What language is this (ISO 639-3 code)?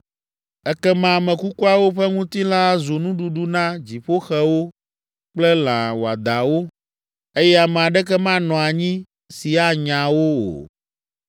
ewe